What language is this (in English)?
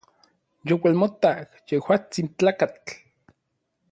Orizaba Nahuatl